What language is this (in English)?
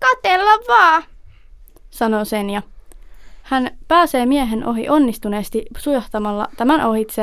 Finnish